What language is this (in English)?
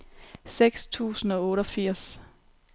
Danish